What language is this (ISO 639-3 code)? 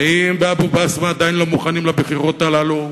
heb